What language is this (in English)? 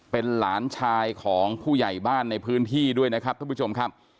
Thai